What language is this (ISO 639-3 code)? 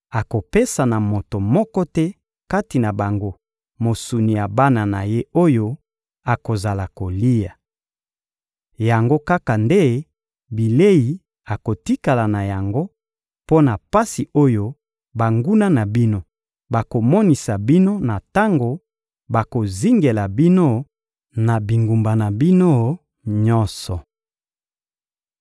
lin